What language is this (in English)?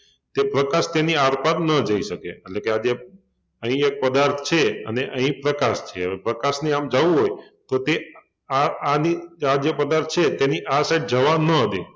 Gujarati